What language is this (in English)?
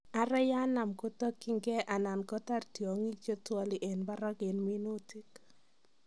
Kalenjin